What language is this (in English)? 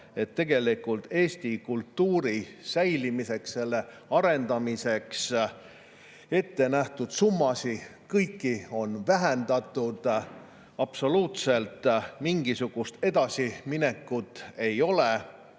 Estonian